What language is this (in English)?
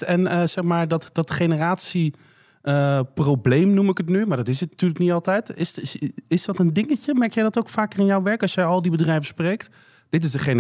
Dutch